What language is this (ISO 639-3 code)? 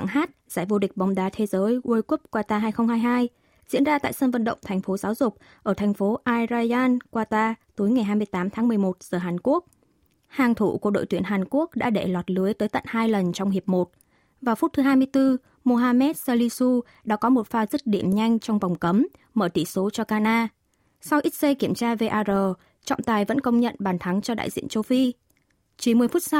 vie